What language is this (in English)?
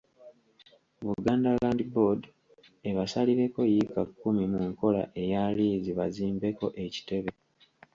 Ganda